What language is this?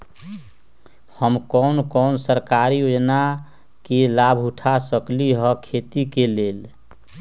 Magahi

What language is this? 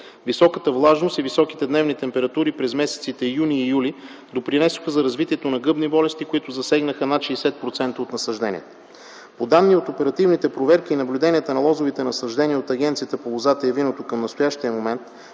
Bulgarian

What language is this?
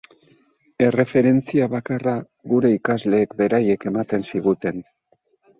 Basque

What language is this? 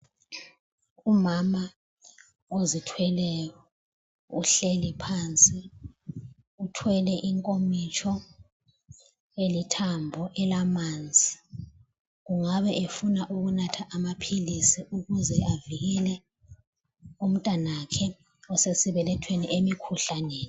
North Ndebele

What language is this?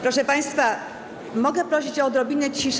Polish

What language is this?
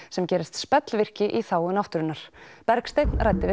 Icelandic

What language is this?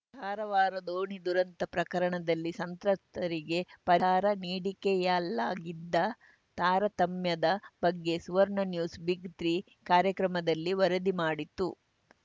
Kannada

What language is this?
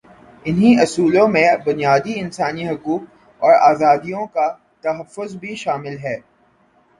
Urdu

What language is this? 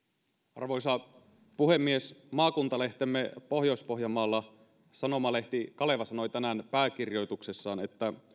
Finnish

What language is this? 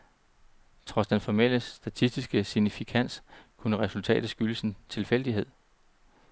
Danish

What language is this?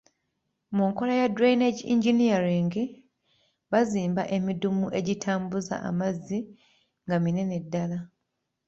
Ganda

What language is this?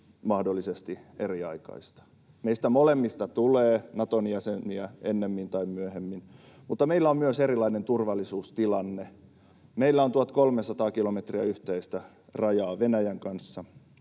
Finnish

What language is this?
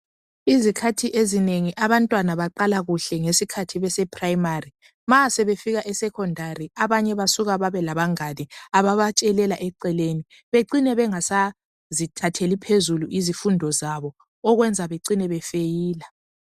North Ndebele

